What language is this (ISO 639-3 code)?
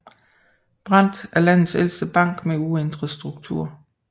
dan